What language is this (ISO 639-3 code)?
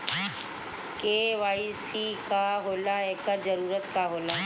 bho